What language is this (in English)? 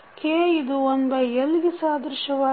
Kannada